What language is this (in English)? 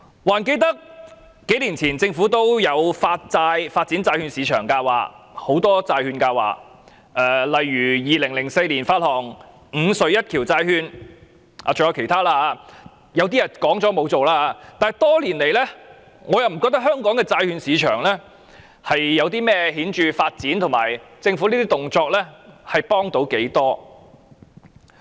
Cantonese